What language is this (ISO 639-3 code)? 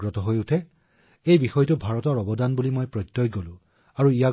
asm